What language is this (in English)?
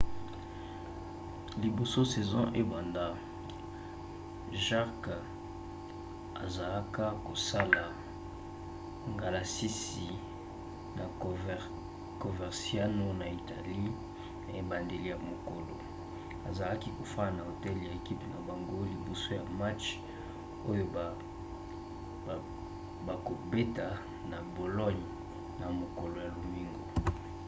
Lingala